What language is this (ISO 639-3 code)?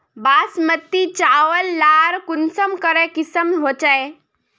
mag